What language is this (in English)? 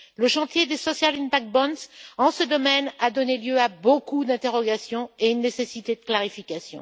French